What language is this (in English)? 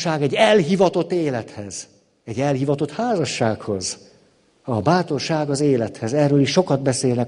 Hungarian